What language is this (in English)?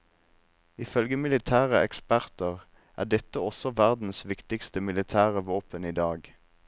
Norwegian